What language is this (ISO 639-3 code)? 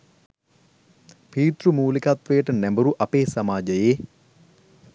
sin